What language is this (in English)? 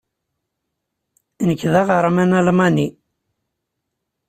Kabyle